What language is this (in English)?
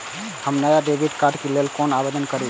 Maithili